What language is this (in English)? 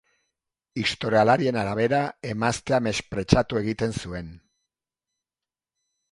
Basque